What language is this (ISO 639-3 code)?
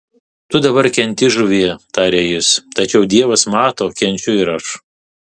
lit